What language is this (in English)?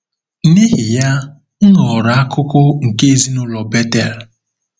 Igbo